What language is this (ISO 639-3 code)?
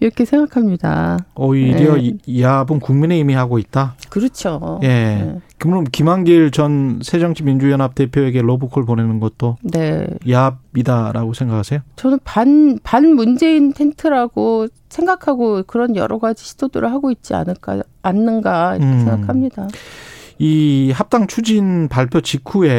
kor